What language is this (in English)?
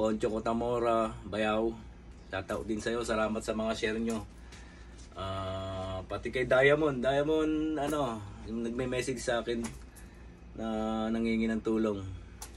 Filipino